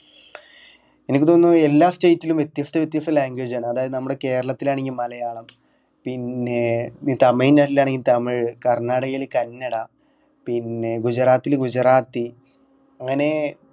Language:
Malayalam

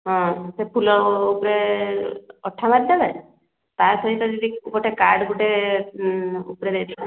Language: Odia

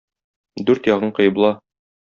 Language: Tatar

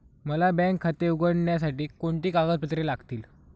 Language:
Marathi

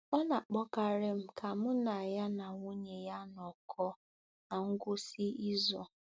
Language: Igbo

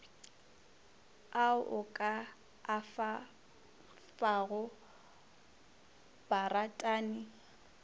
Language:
Northern Sotho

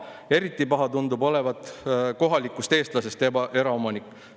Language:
Estonian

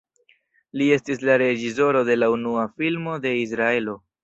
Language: Esperanto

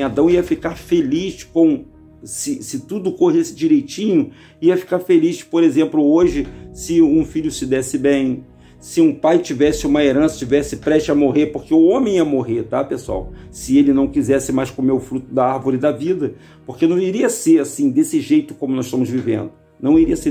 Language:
Portuguese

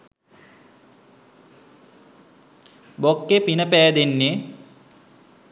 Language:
Sinhala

